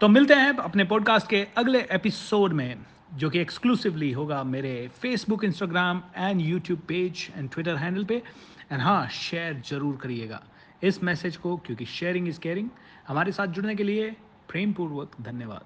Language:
Hindi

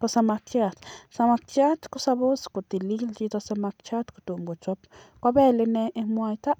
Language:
Kalenjin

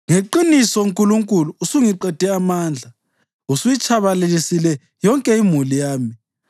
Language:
North Ndebele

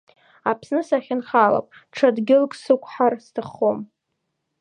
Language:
Abkhazian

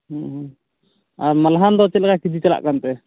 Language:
Santali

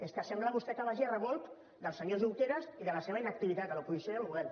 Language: Catalan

